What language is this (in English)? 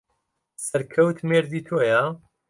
Central Kurdish